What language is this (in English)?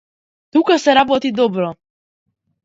Macedonian